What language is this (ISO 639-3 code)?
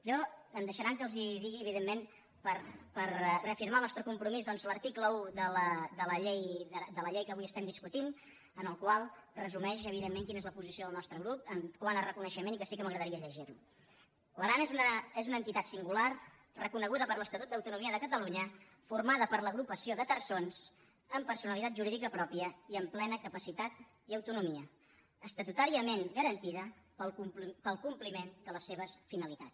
cat